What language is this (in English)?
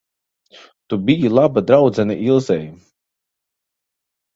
Latvian